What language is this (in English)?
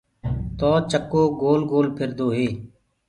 Gurgula